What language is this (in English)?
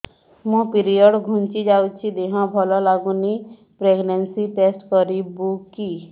Odia